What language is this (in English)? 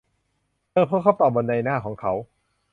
Thai